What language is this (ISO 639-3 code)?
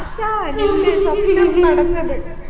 mal